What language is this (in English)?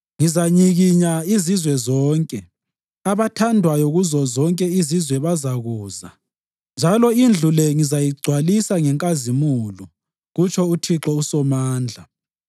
North Ndebele